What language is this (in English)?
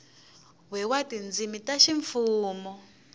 Tsonga